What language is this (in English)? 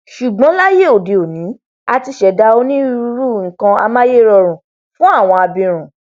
Yoruba